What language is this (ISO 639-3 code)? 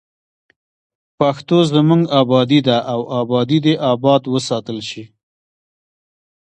pus